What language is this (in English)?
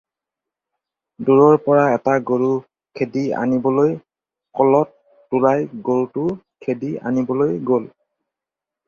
Assamese